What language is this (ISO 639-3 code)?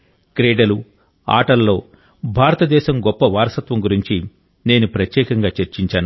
tel